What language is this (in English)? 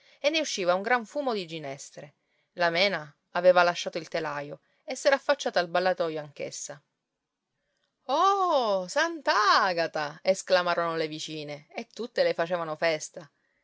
Italian